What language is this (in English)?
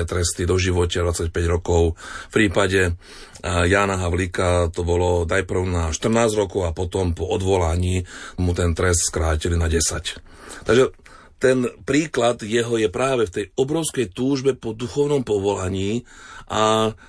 Slovak